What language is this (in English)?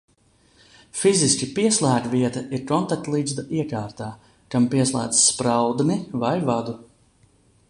Latvian